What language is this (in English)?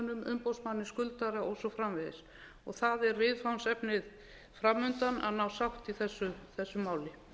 Icelandic